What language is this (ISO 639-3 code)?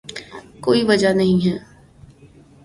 urd